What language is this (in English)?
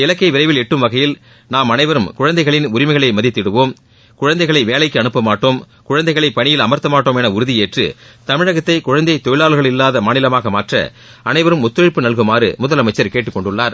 Tamil